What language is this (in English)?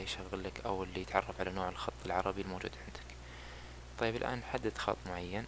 Arabic